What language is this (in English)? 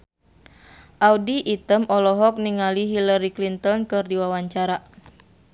Sundanese